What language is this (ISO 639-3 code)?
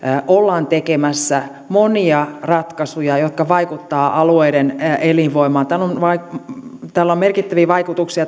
fin